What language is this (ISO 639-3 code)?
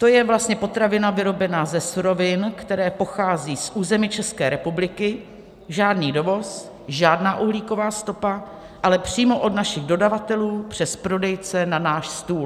ces